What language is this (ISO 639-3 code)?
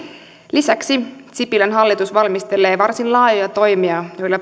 fin